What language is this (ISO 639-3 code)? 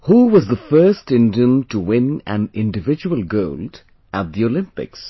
eng